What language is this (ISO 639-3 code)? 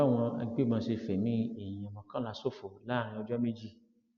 yor